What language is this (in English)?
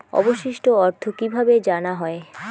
Bangla